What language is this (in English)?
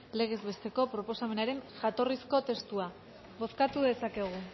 Basque